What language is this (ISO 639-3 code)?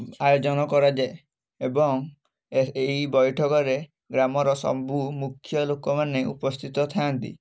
ori